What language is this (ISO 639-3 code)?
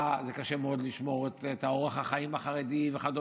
heb